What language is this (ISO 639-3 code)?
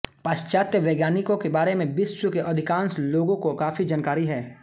hin